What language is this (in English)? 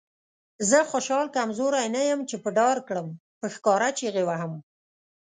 Pashto